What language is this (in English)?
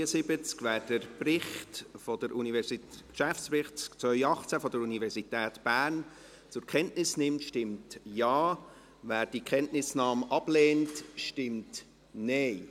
Swiss German